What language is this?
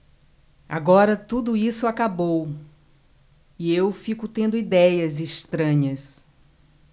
Portuguese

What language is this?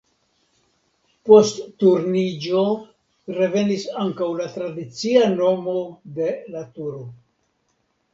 Esperanto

